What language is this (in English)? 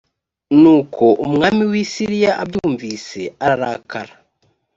Kinyarwanda